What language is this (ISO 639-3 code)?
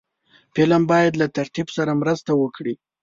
pus